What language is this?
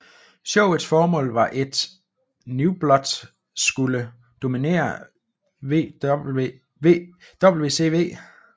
Danish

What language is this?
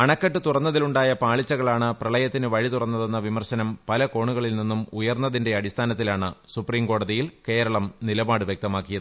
Malayalam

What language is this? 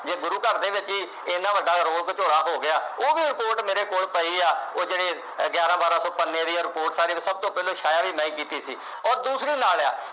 Punjabi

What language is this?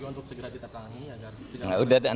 Indonesian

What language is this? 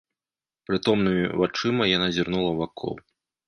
Belarusian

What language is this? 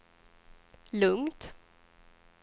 Swedish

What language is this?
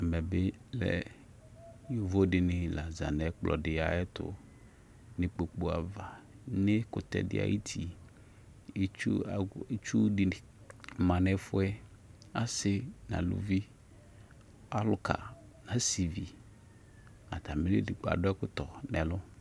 Ikposo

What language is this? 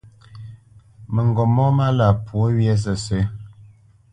Bamenyam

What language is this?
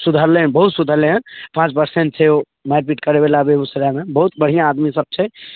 Maithili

